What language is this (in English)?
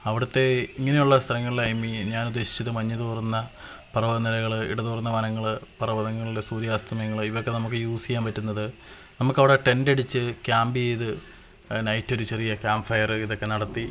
Malayalam